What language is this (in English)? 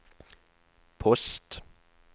Norwegian